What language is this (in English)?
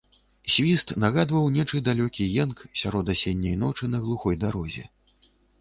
Belarusian